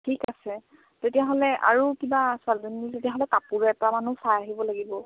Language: Assamese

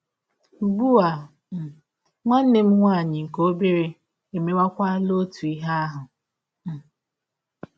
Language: Igbo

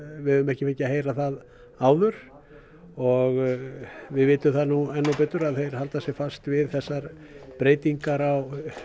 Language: Icelandic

